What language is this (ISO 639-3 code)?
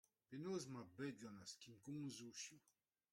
bre